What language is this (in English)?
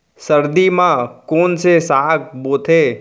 Chhattisgarhi